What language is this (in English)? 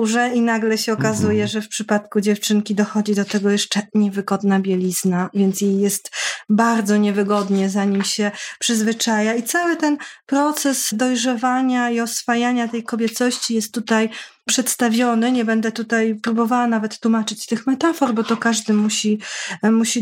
Polish